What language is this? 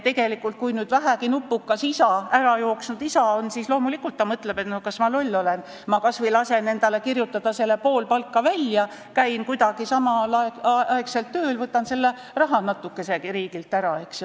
Estonian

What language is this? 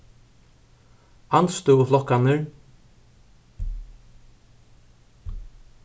Faroese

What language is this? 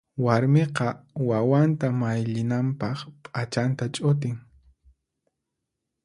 Puno Quechua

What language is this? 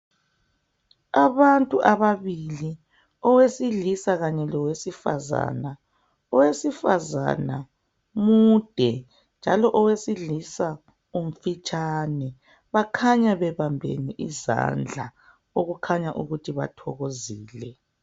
North Ndebele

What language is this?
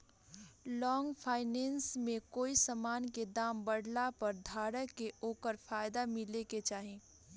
Bhojpuri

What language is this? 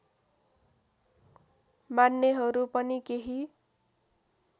Nepali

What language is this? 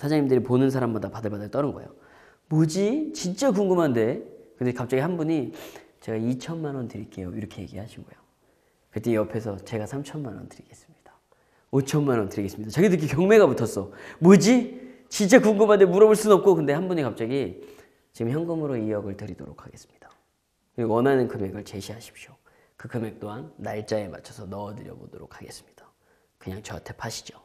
Korean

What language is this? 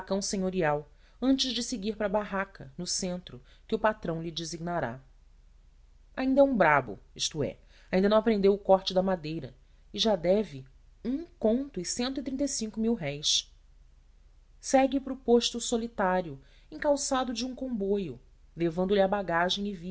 Portuguese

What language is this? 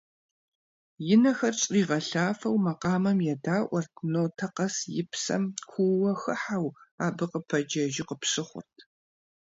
Kabardian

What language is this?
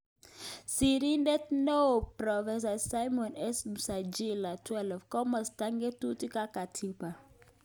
Kalenjin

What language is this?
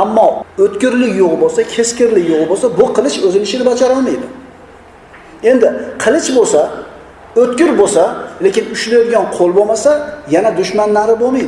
Turkish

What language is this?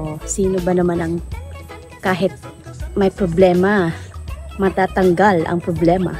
Filipino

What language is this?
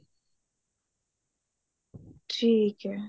Punjabi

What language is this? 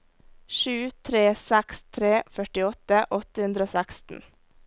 Norwegian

